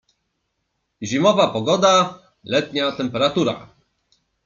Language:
Polish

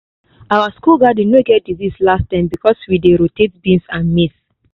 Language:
Nigerian Pidgin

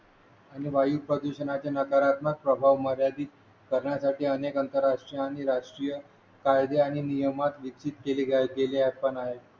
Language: Marathi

